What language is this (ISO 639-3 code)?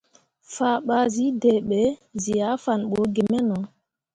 mua